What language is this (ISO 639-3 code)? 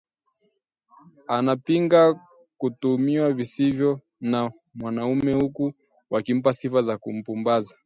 swa